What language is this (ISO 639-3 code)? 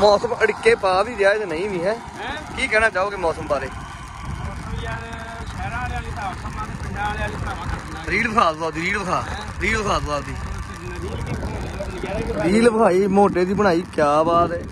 pan